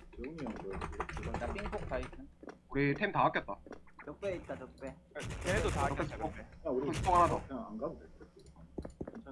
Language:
Korean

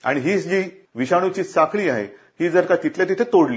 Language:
Marathi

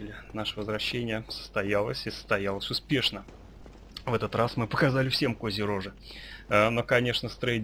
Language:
Russian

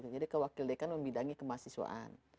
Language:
Indonesian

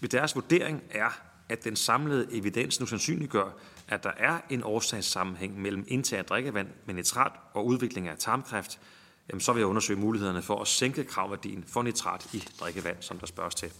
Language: Danish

